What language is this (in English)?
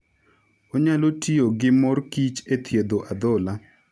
Luo (Kenya and Tanzania)